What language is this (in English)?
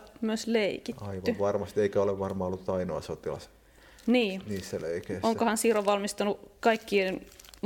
Finnish